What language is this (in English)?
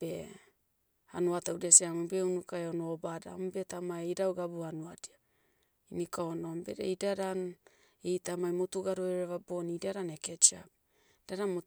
Motu